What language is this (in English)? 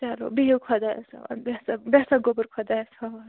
Kashmiri